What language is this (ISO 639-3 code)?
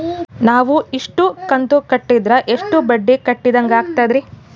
kan